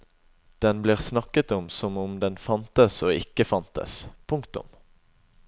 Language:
Norwegian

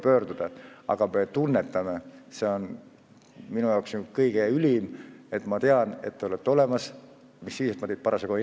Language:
Estonian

